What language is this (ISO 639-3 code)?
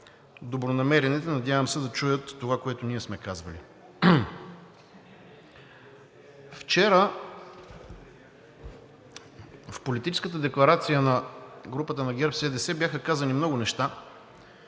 bul